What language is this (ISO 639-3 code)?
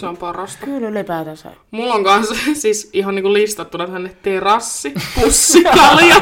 fin